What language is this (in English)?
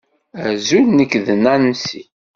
Kabyle